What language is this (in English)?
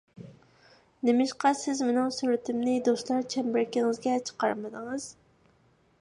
Uyghur